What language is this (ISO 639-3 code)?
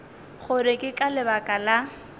nso